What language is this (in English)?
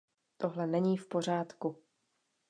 Czech